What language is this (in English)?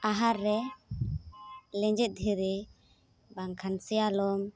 Santali